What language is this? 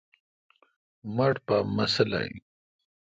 Kalkoti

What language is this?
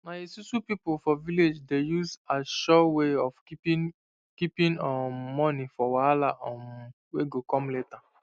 Nigerian Pidgin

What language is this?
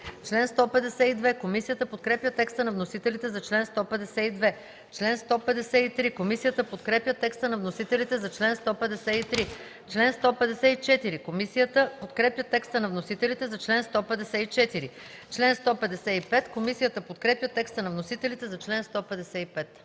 Bulgarian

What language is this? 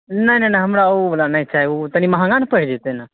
Maithili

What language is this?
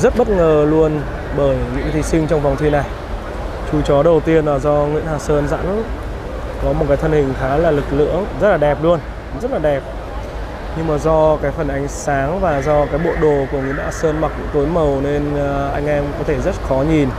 Vietnamese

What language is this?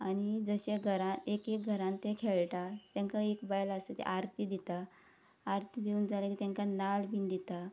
Konkani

